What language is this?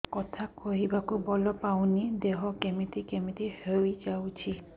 Odia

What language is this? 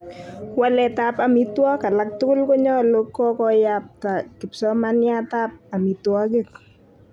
Kalenjin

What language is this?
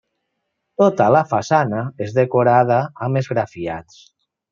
Catalan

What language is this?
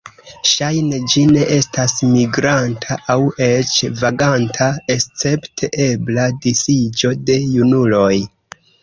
Esperanto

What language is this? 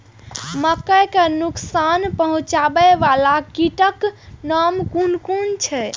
Maithili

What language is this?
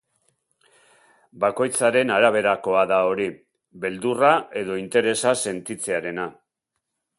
Basque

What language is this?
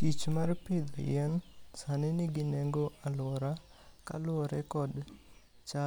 Luo (Kenya and Tanzania)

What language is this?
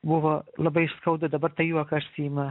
Lithuanian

